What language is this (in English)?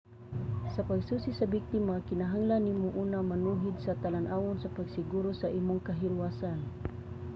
Cebuano